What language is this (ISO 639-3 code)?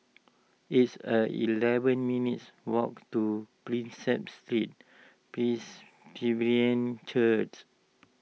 eng